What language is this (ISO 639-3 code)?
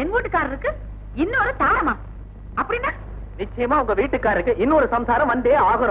ind